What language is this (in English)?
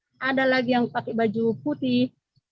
Indonesian